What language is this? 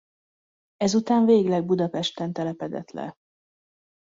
Hungarian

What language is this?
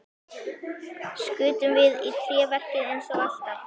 Icelandic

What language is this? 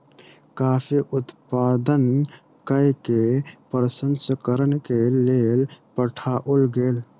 Maithili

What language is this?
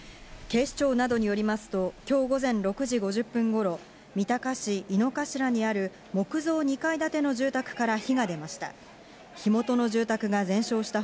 Japanese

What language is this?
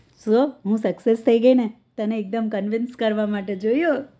Gujarati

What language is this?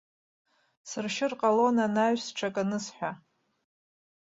Abkhazian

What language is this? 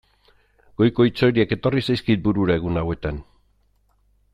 Basque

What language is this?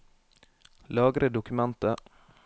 Norwegian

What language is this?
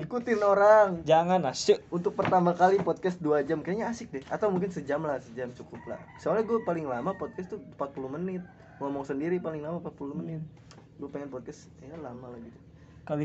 Indonesian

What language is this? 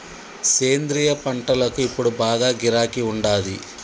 Telugu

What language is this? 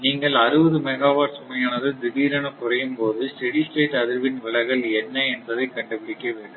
Tamil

